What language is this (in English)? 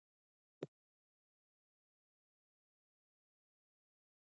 Pashto